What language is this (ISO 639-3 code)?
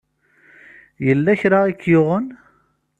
kab